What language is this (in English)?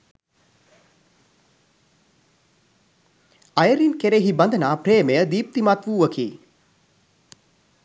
Sinhala